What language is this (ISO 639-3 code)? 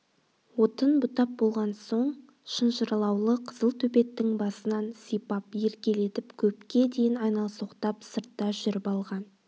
kaz